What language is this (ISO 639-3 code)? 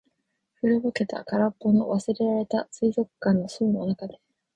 jpn